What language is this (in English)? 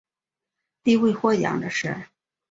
Chinese